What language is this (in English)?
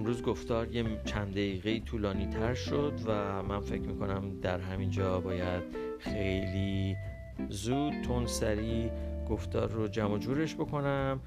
Persian